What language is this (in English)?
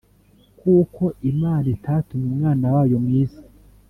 Kinyarwanda